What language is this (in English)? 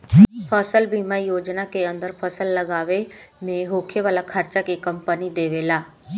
Bhojpuri